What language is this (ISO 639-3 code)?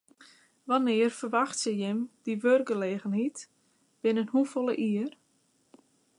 fry